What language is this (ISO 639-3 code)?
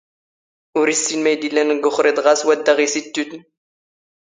zgh